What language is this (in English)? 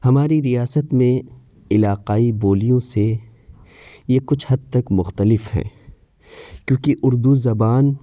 Urdu